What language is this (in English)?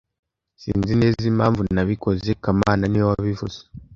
Kinyarwanda